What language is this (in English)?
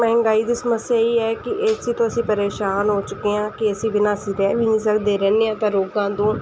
Punjabi